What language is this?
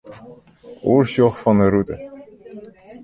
Western Frisian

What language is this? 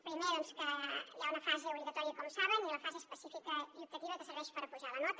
Catalan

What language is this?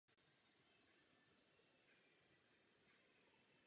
Czech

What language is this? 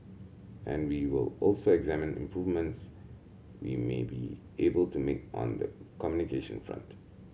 English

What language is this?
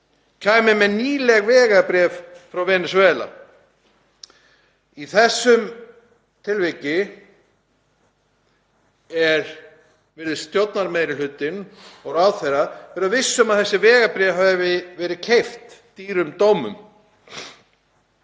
Icelandic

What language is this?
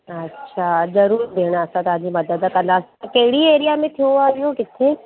Sindhi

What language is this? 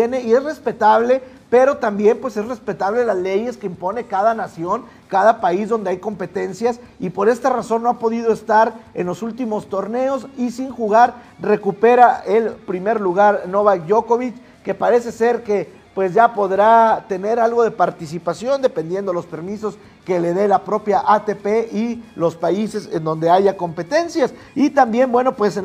Spanish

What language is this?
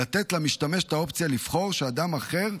Hebrew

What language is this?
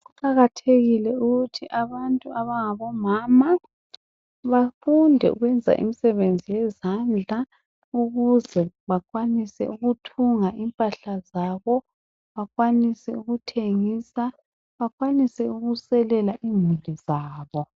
North Ndebele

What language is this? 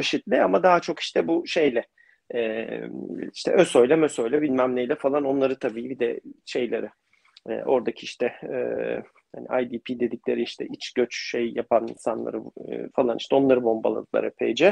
Turkish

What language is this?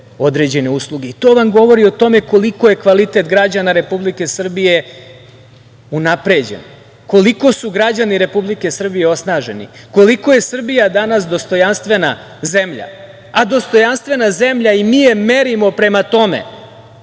Serbian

